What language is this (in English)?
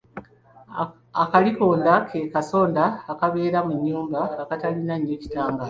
Ganda